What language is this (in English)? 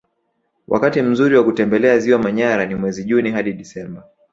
Swahili